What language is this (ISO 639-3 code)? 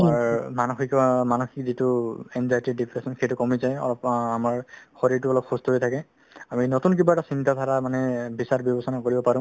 asm